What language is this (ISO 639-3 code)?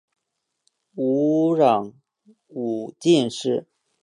zho